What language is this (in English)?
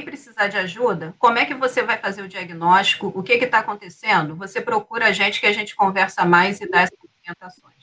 Portuguese